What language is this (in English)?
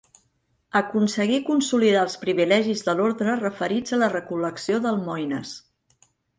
Catalan